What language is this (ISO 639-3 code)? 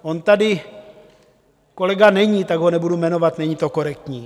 ces